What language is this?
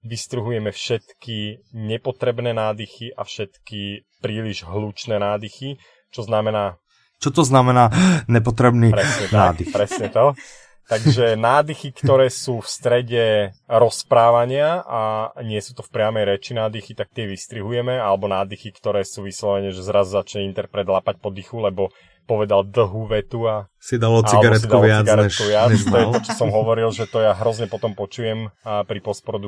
Slovak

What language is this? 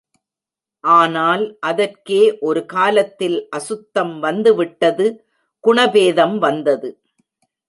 Tamil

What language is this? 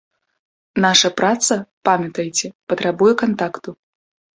Belarusian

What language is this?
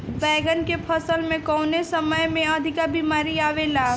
Bhojpuri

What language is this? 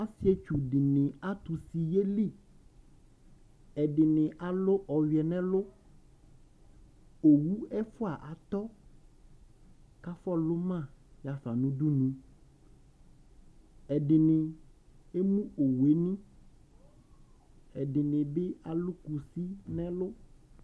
Ikposo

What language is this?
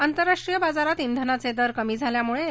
Marathi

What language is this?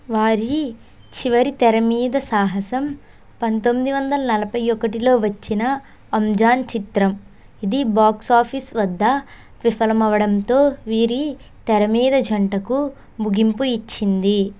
Telugu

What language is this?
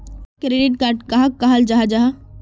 Magahi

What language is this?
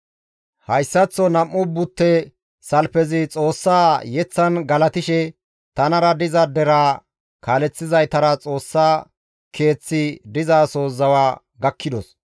Gamo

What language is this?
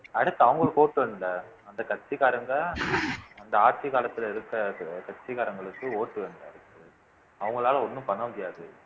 Tamil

